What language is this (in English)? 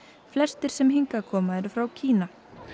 Icelandic